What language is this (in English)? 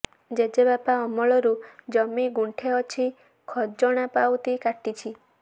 Odia